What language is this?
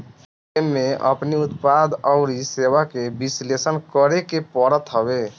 Bhojpuri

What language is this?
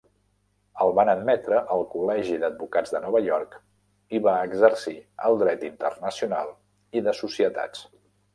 Catalan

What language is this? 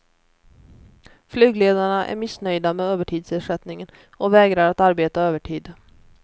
Swedish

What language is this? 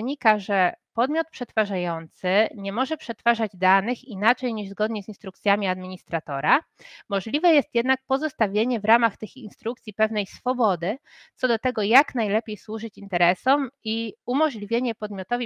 Polish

